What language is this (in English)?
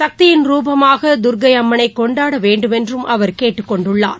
Tamil